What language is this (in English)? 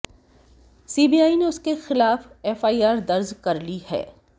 Hindi